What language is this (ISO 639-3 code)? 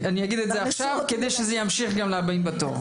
heb